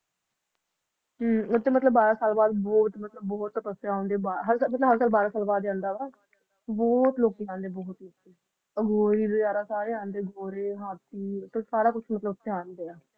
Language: Punjabi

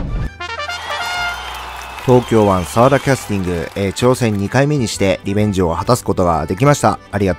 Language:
Japanese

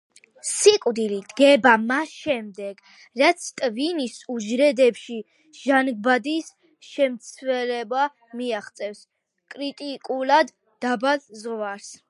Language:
Georgian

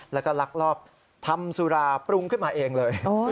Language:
Thai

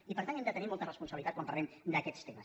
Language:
Catalan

